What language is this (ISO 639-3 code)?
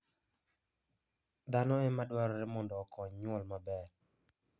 luo